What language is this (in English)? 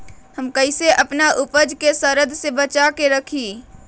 Magahi